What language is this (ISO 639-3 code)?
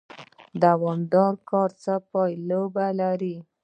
pus